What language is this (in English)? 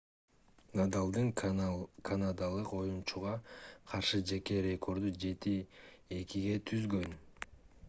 Kyrgyz